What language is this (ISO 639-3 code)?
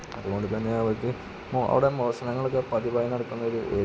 mal